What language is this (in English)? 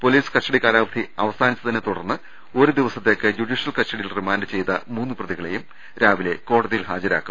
Malayalam